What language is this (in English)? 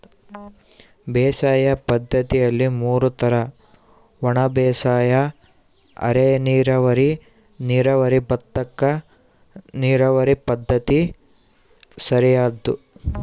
Kannada